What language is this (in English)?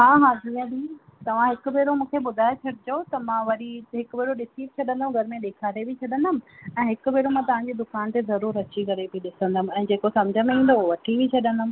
Sindhi